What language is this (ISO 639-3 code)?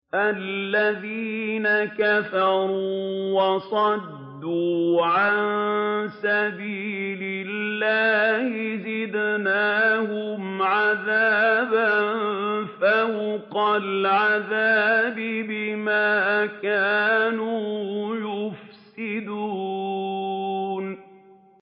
ara